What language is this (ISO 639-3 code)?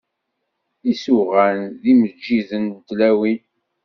kab